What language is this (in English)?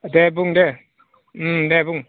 Bodo